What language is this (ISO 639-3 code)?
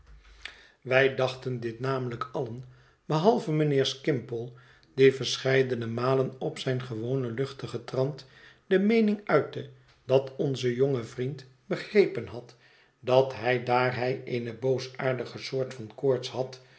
nld